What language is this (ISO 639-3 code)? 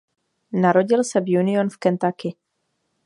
ces